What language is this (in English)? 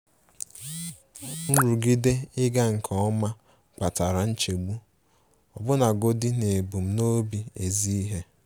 Igbo